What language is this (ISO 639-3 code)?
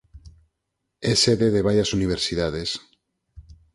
glg